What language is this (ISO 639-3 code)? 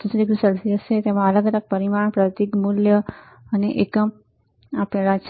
guj